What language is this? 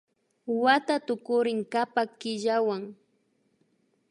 Imbabura Highland Quichua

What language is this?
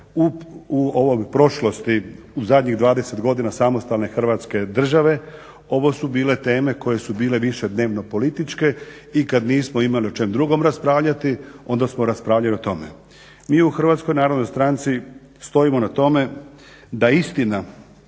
Croatian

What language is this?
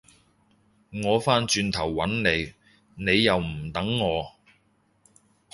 Cantonese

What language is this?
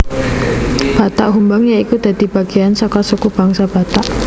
Javanese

